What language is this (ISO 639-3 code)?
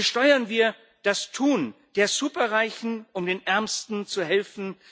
deu